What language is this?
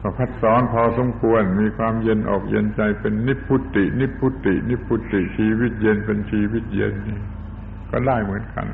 Thai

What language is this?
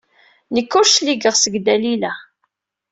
Kabyle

